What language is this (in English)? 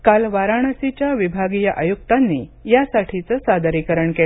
Marathi